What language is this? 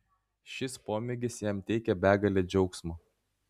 Lithuanian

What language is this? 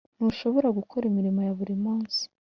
Kinyarwanda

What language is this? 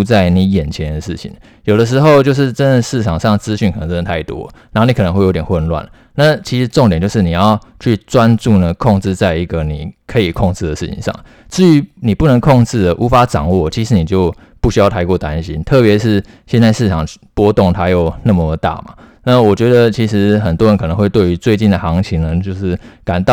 Chinese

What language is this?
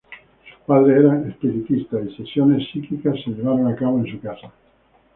Spanish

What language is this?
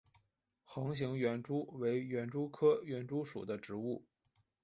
Chinese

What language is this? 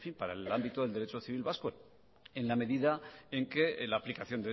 Spanish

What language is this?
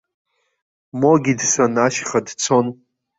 Abkhazian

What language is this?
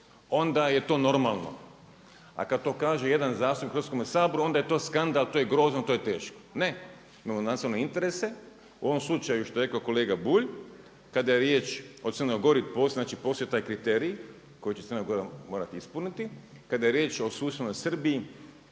Croatian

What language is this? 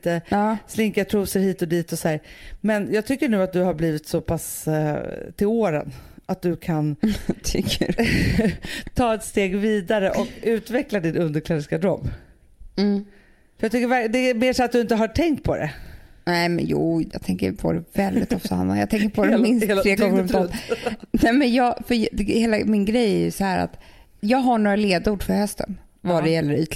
Swedish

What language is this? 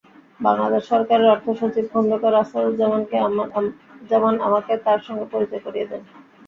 Bangla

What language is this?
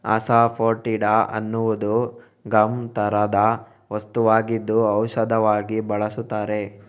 Kannada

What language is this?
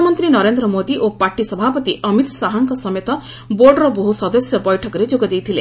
Odia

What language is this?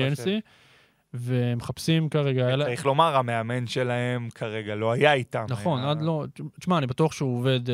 Hebrew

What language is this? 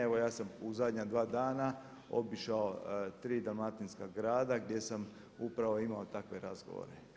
Croatian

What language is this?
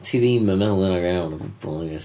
Welsh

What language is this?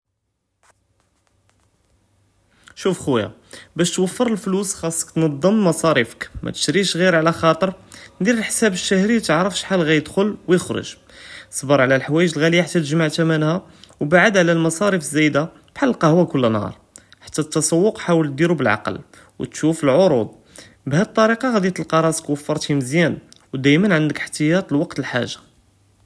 Judeo-Arabic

